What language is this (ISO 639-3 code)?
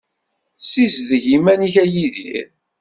kab